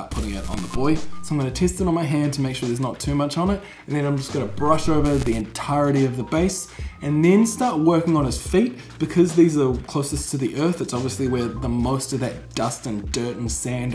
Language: English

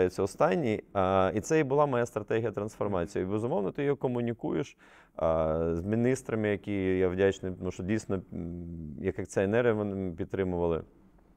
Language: Ukrainian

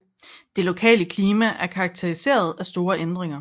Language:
Danish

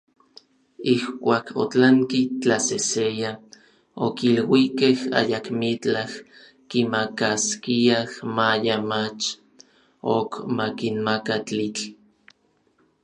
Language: Orizaba Nahuatl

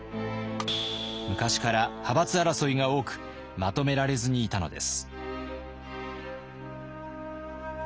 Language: Japanese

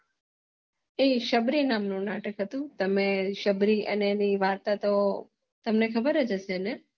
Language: Gujarati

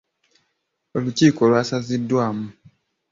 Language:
Ganda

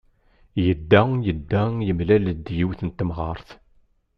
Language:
Kabyle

